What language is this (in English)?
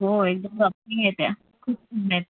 Marathi